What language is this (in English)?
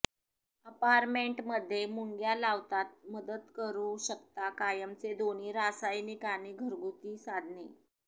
Marathi